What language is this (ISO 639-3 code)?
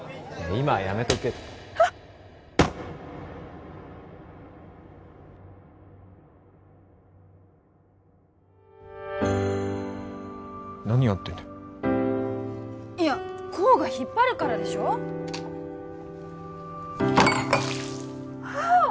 jpn